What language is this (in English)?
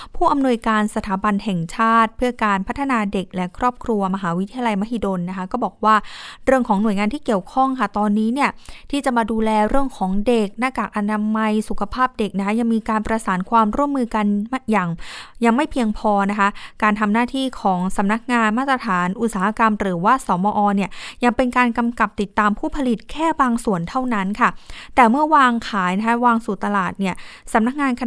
Thai